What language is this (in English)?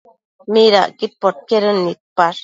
Matsés